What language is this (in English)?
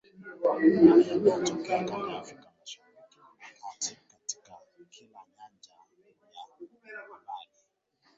Swahili